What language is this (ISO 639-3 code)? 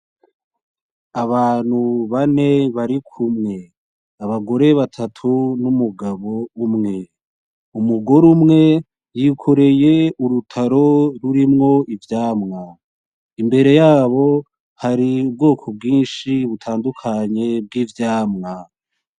run